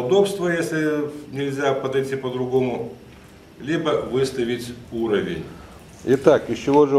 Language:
Russian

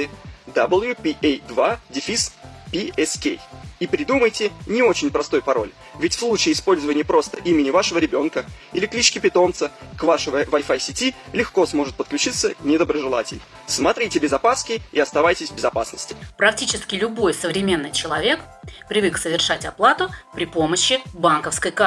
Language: Russian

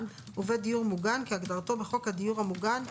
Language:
Hebrew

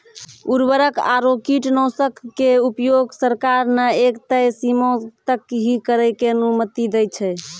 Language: Maithili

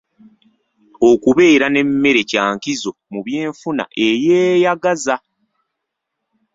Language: Ganda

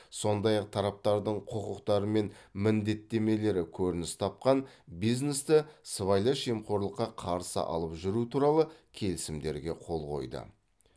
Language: Kazakh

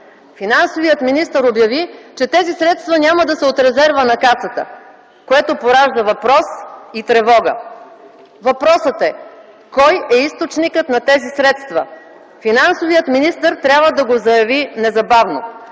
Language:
Bulgarian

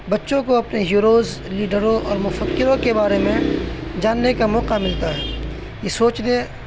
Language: Urdu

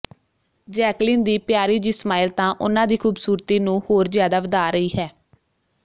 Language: Punjabi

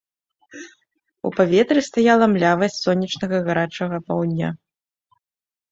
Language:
Belarusian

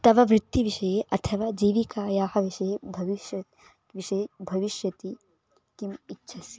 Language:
Sanskrit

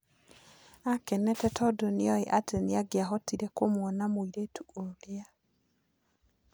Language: Kikuyu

